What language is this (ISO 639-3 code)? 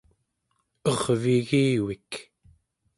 esu